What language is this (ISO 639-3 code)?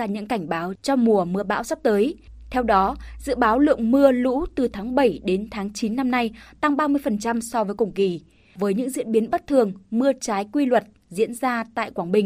vie